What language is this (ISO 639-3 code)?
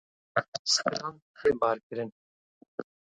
kur